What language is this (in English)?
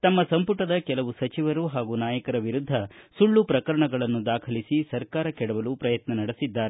Kannada